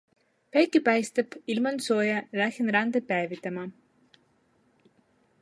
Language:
Estonian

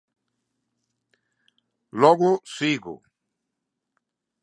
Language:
Galician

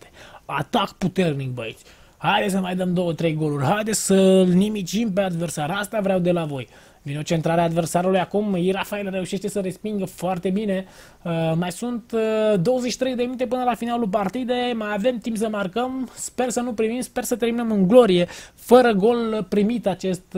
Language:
Romanian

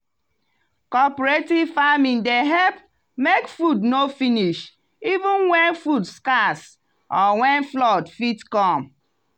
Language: Nigerian Pidgin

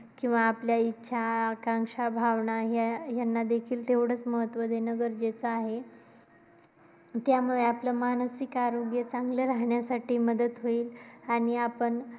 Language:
Marathi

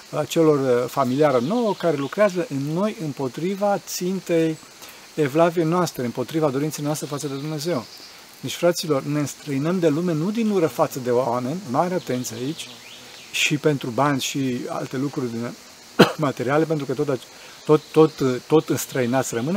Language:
Romanian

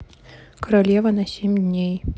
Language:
Russian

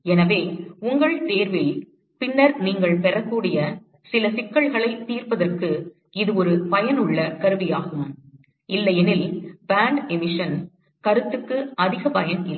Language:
Tamil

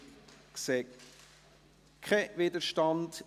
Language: Swiss German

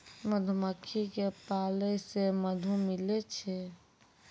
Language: Maithili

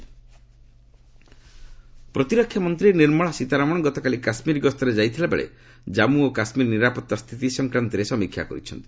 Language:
Odia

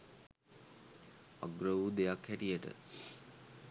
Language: Sinhala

